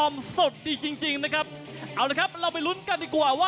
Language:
Thai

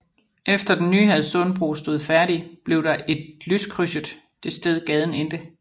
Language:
Danish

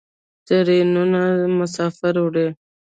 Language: Pashto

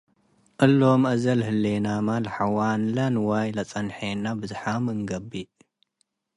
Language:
Tigre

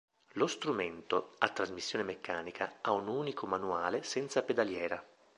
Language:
Italian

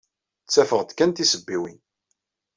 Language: Kabyle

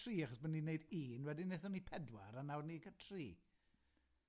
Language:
Welsh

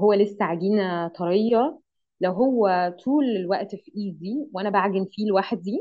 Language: Arabic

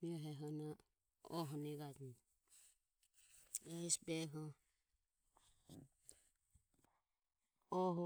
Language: Ömie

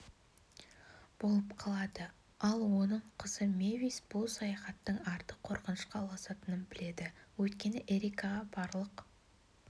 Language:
Kazakh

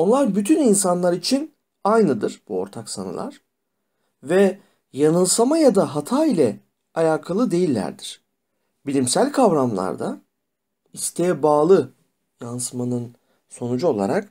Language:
Turkish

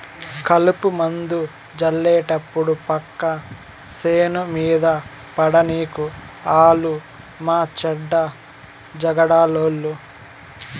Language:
Telugu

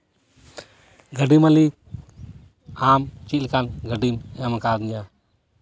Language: Santali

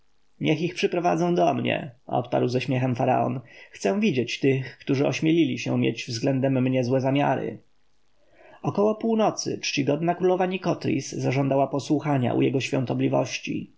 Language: Polish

